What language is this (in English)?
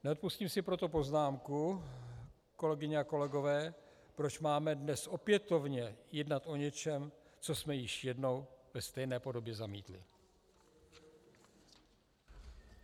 Czech